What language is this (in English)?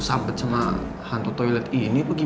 Indonesian